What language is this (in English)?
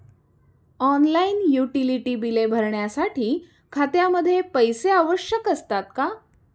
Marathi